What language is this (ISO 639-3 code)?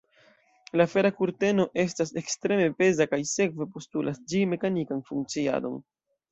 epo